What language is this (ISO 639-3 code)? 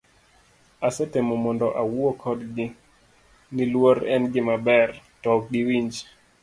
luo